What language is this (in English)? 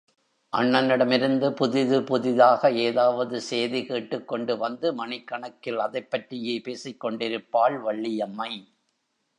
Tamil